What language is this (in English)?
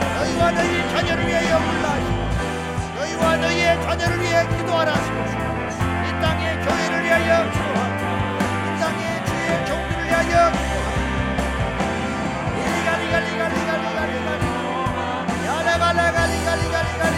Korean